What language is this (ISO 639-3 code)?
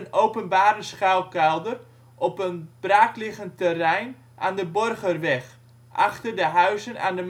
nld